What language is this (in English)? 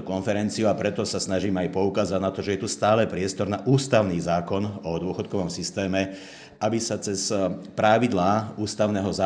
Slovak